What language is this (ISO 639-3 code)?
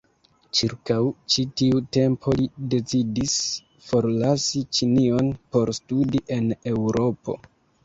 epo